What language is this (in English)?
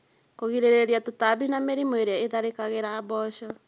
Kikuyu